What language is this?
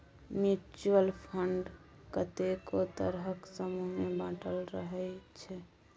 Maithili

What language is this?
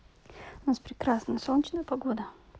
Russian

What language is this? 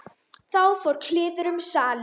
Icelandic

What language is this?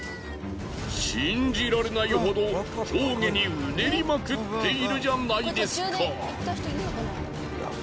Japanese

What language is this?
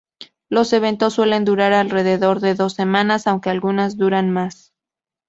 Spanish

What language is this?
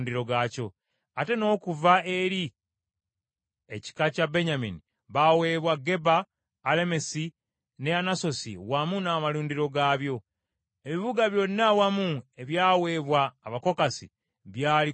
Ganda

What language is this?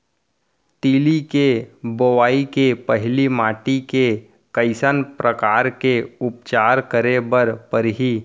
Chhattisgarhi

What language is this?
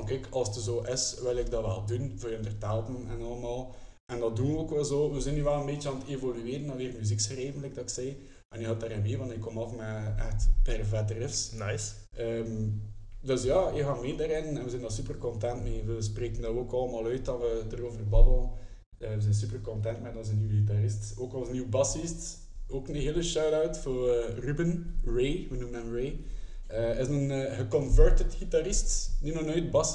Dutch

